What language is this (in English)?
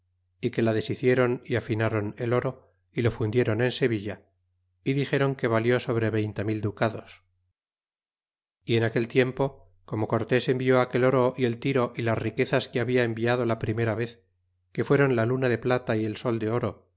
Spanish